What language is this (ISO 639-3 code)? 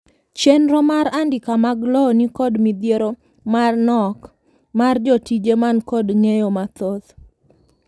luo